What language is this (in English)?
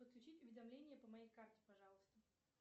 Russian